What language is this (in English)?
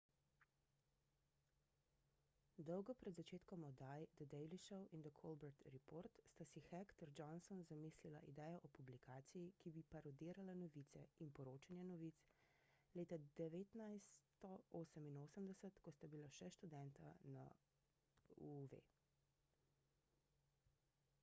Slovenian